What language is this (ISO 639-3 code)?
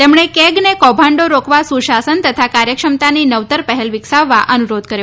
guj